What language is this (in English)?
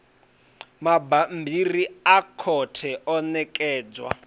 Venda